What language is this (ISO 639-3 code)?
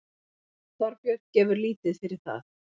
isl